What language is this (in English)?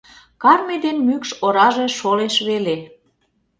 Mari